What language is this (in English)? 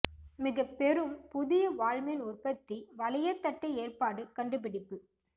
Tamil